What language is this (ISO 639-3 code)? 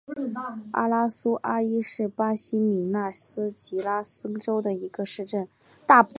zho